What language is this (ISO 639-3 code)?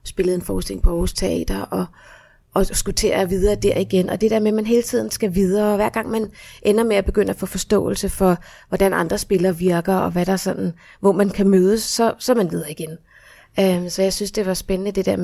dan